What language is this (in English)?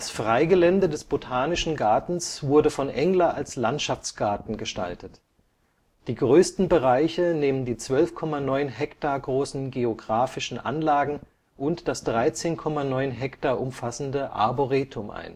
German